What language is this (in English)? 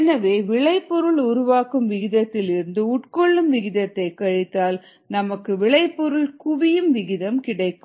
Tamil